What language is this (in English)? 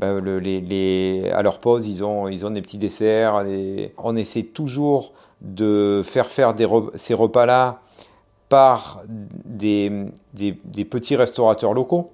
French